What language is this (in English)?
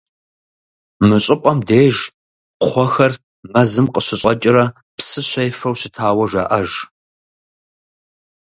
Kabardian